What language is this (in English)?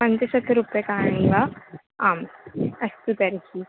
Sanskrit